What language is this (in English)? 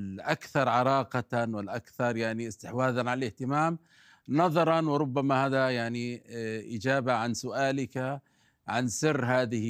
Arabic